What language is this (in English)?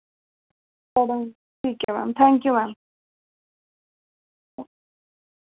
Dogri